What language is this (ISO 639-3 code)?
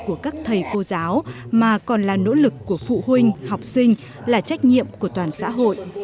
vie